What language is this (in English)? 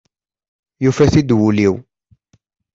Kabyle